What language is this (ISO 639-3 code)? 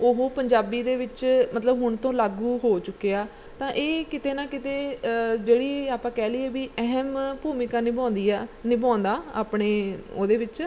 pan